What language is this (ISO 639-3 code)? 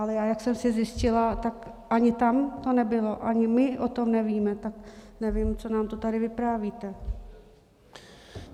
ces